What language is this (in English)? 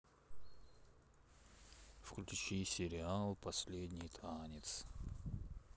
Russian